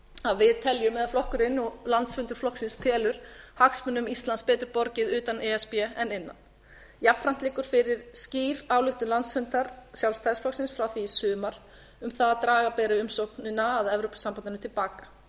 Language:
Icelandic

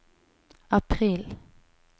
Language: Norwegian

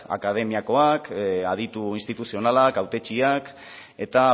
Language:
Basque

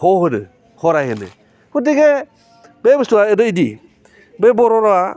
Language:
Bodo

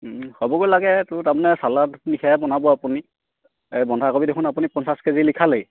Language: Assamese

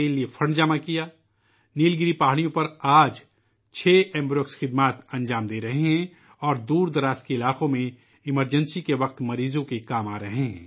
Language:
Urdu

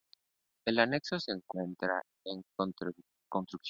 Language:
Spanish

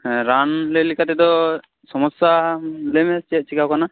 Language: Santali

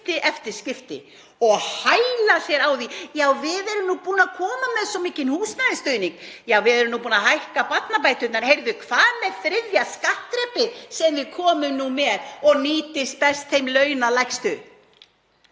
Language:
Icelandic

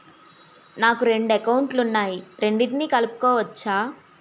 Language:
Telugu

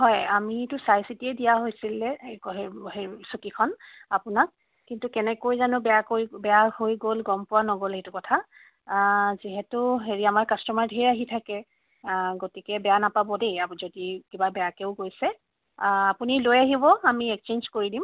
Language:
Assamese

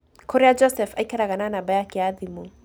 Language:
Kikuyu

